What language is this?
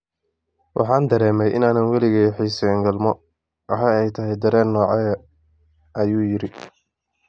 Somali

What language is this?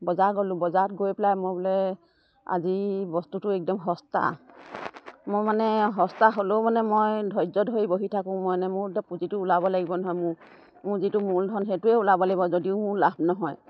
Assamese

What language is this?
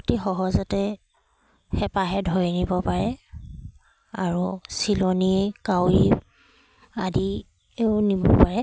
Assamese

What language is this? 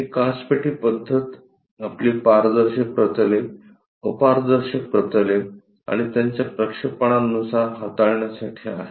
Marathi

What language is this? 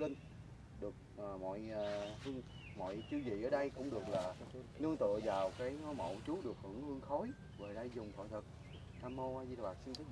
Vietnamese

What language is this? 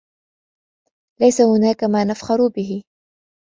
Arabic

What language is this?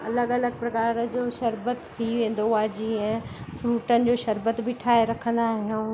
Sindhi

